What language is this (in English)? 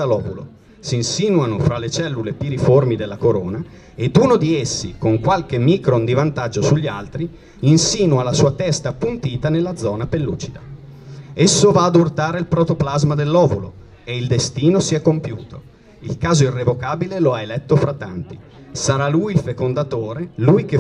Italian